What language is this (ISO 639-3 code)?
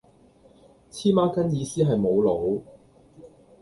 yue